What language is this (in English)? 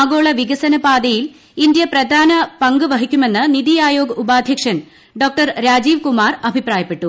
Malayalam